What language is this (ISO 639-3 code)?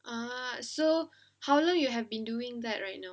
eng